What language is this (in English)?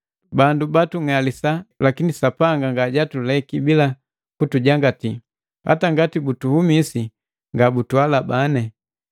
Matengo